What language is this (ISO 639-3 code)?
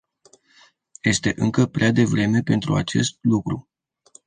ron